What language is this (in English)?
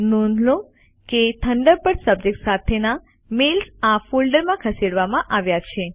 Gujarati